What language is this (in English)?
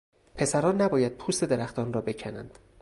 Persian